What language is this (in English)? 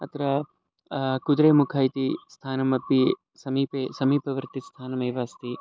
Sanskrit